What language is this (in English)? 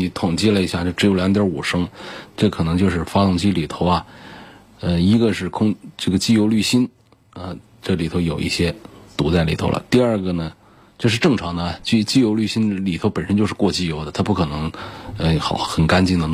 Chinese